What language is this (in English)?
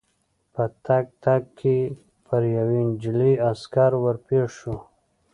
Pashto